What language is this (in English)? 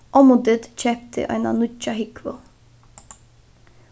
Faroese